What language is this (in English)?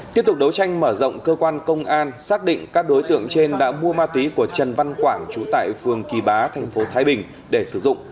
Vietnamese